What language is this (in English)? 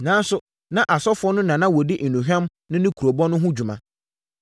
Akan